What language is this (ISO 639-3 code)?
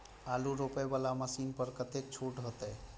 mai